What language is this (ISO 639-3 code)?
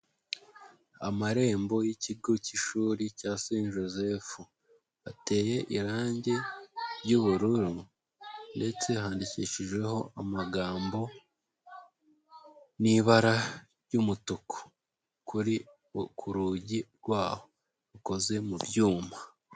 kin